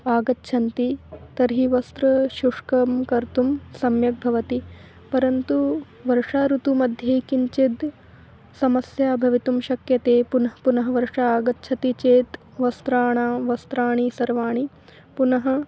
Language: Sanskrit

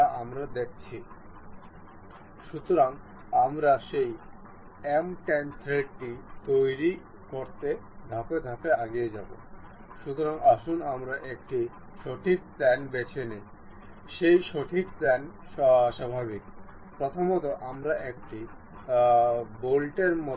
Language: Bangla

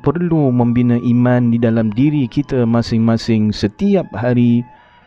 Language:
Malay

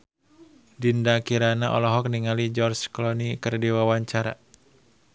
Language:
Sundanese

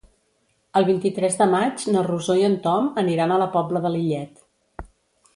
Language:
Catalan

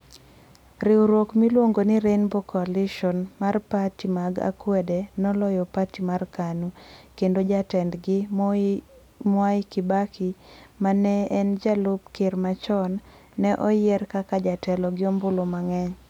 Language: Luo (Kenya and Tanzania)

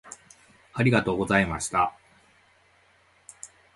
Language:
Japanese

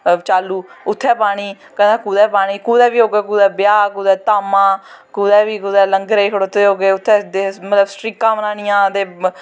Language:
Dogri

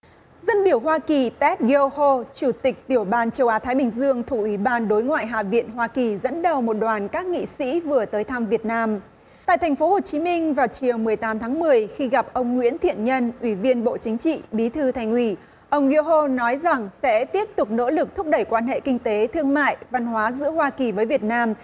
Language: Vietnamese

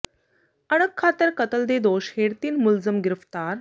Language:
Punjabi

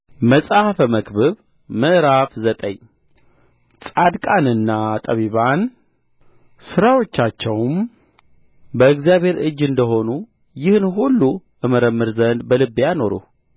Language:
Amharic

